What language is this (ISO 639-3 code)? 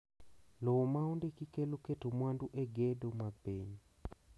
luo